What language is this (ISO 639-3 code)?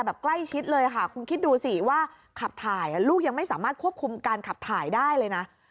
tha